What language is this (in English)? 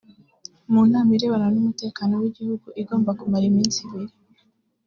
Kinyarwanda